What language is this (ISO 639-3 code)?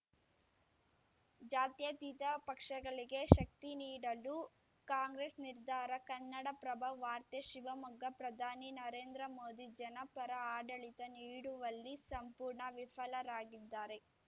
kan